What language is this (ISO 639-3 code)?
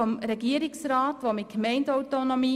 gsw